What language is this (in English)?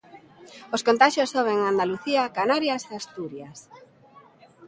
Galician